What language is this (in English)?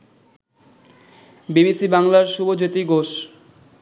Bangla